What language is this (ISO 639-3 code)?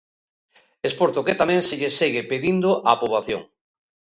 glg